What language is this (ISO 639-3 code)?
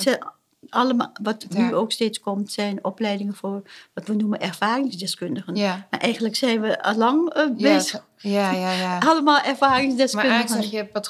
nld